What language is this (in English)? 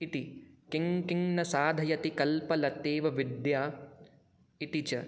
Sanskrit